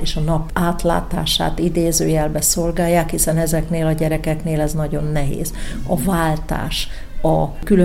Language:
Hungarian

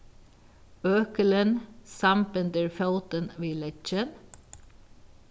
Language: Faroese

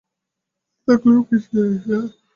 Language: Bangla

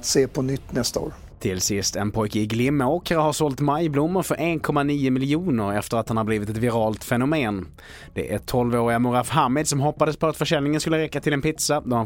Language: Swedish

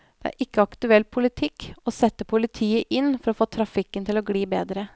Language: Norwegian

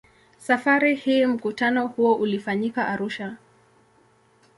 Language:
Swahili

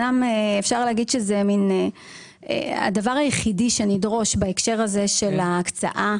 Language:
Hebrew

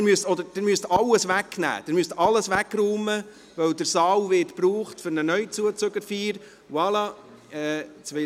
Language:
Swiss German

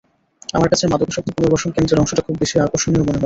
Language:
Bangla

